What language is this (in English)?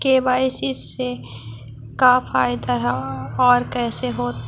Magahi